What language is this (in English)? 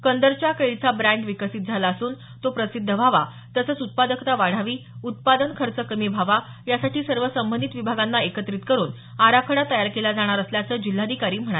Marathi